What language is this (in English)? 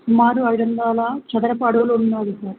Telugu